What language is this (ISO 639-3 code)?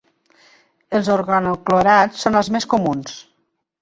cat